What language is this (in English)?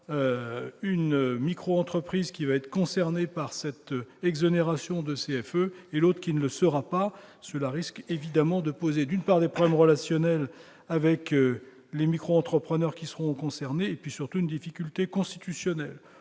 French